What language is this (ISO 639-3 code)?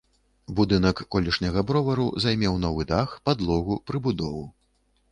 bel